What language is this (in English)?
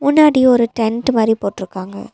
Tamil